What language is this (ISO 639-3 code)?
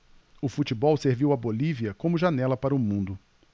por